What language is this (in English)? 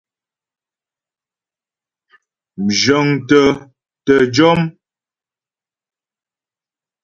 Ghomala